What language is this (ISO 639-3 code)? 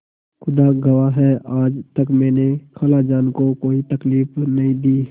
hin